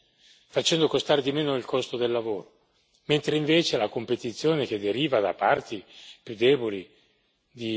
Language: Italian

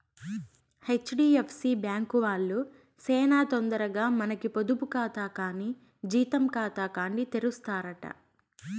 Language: Telugu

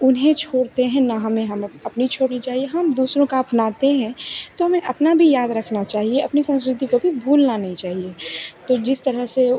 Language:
Hindi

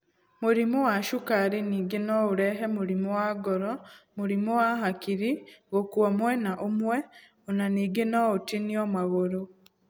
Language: Kikuyu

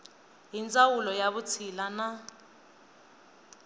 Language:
Tsonga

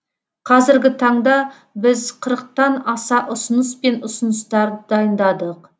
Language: Kazakh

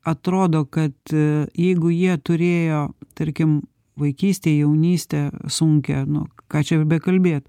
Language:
Lithuanian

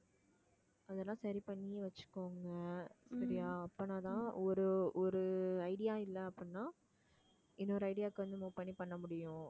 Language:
Tamil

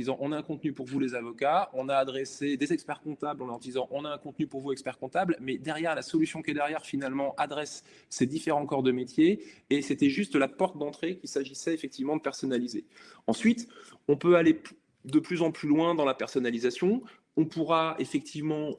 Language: French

